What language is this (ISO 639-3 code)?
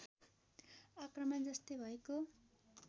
nep